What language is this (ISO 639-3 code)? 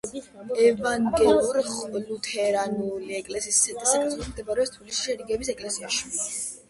kat